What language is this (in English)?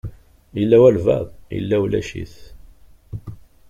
Kabyle